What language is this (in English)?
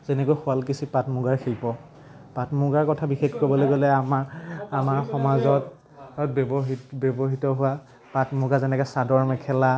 Assamese